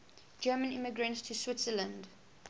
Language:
English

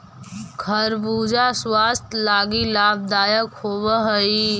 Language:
Magahi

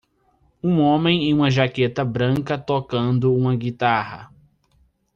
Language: Portuguese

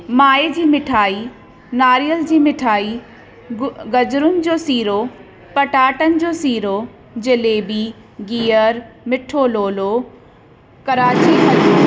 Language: Sindhi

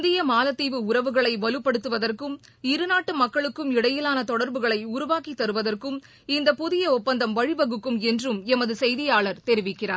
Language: Tamil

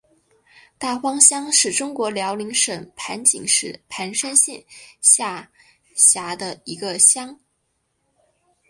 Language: Chinese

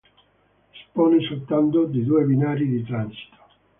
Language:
Italian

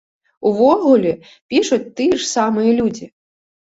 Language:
Belarusian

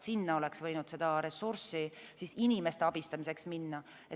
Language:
Estonian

